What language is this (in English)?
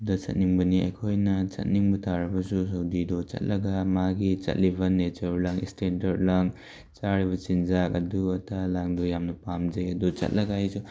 Manipuri